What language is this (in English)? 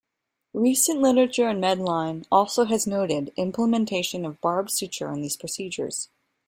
English